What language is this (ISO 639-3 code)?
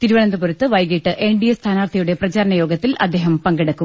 mal